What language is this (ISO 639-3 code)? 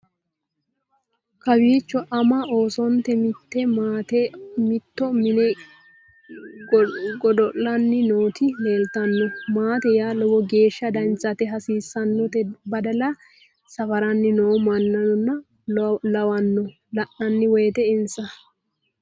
sid